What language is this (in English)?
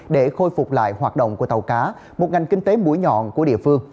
Vietnamese